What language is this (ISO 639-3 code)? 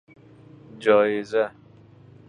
fas